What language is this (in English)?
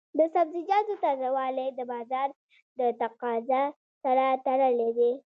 Pashto